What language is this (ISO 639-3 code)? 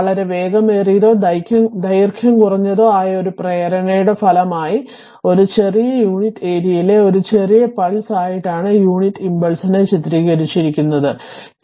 mal